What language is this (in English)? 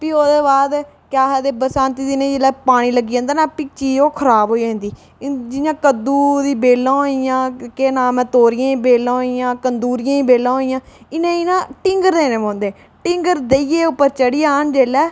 Dogri